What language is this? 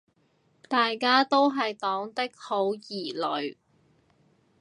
Cantonese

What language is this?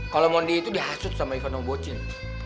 Indonesian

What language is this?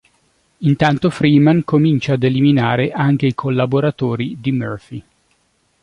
Italian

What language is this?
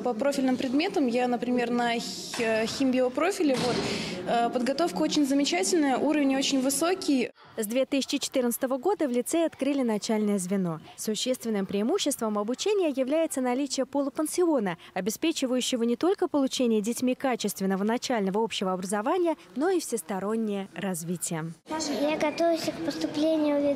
Russian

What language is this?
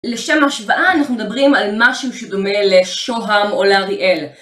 Hebrew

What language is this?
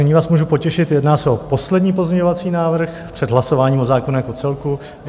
Czech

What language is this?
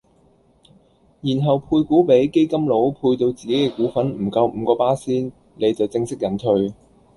Cantonese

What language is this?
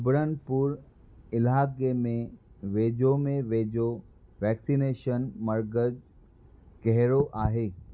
Sindhi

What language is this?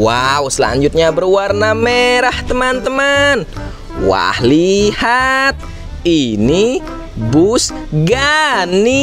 Indonesian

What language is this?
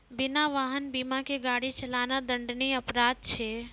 Maithili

